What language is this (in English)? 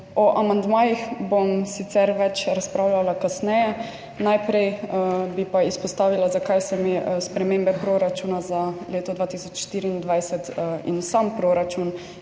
Slovenian